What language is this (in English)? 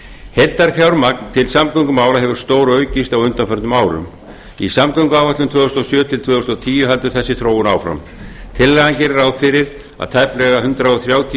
Icelandic